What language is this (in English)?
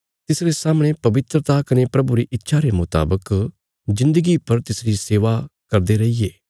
Bilaspuri